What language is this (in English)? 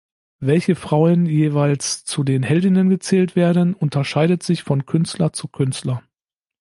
German